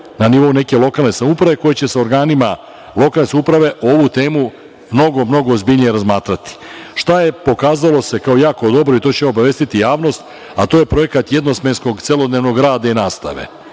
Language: Serbian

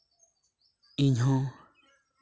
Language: Santali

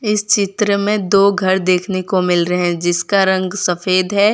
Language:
Hindi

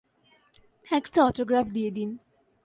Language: Bangla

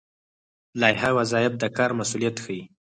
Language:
Pashto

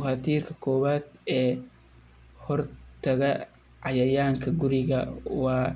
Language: Somali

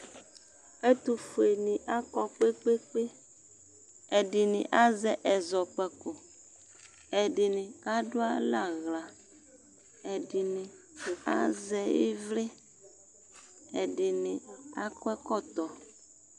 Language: Ikposo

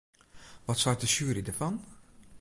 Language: Western Frisian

